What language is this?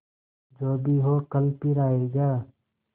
Hindi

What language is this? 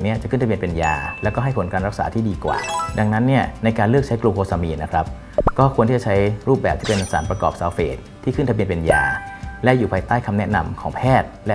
Thai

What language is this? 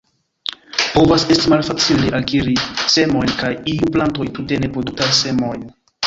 Esperanto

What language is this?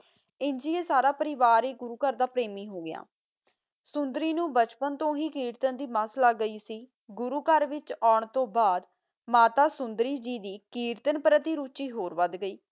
Punjabi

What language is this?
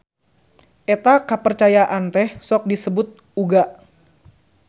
Sundanese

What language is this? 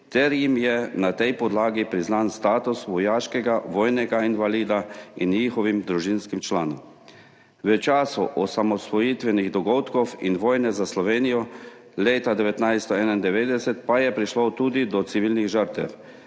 Slovenian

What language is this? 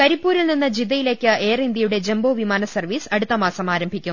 Malayalam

